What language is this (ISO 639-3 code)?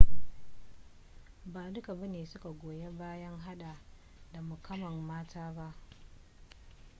hau